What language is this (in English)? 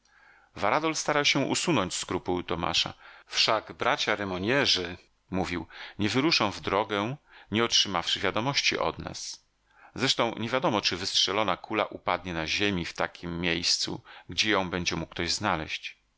Polish